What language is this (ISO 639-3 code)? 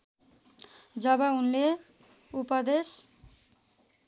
nep